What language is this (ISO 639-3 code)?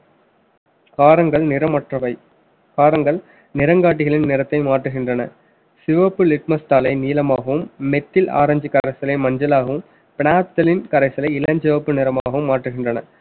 tam